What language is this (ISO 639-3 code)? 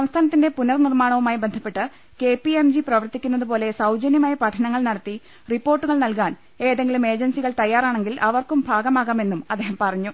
mal